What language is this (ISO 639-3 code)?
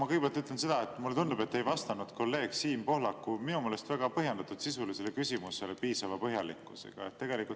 est